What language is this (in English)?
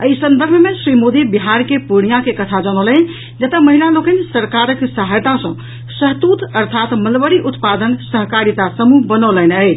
Maithili